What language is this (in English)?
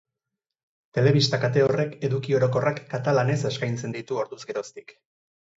Basque